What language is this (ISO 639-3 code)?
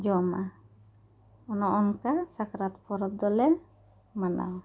sat